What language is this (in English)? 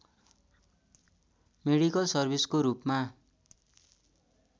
Nepali